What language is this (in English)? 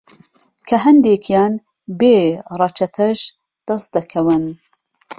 Central Kurdish